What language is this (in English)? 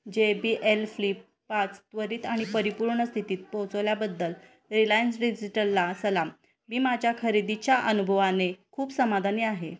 Marathi